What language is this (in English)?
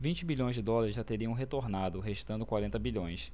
Portuguese